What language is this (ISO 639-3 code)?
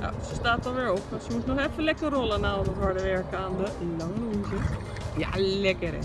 nld